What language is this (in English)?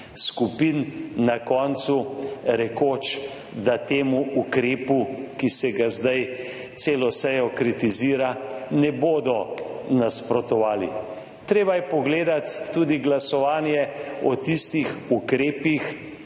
Slovenian